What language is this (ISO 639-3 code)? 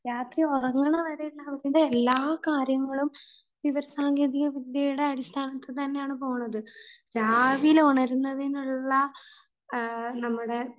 mal